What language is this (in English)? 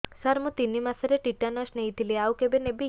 Odia